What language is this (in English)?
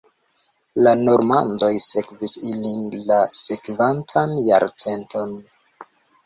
Esperanto